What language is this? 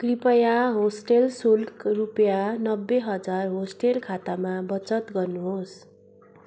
Nepali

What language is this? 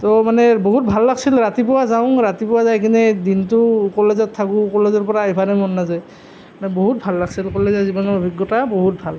Assamese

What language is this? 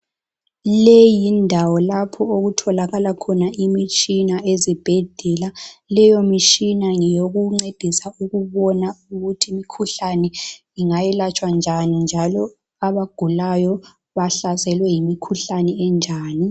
North Ndebele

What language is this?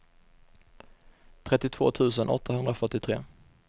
Swedish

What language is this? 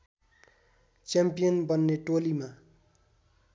Nepali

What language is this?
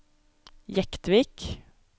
Norwegian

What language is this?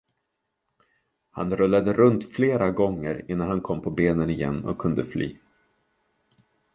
Swedish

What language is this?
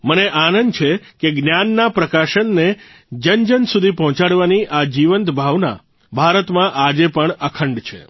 Gujarati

